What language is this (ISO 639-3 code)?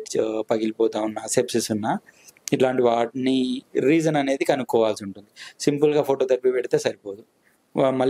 tel